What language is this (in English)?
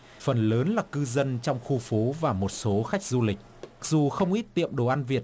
Vietnamese